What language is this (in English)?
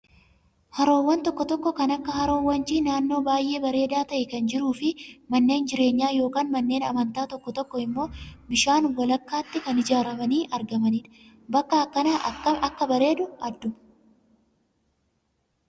Oromo